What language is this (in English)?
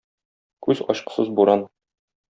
Tatar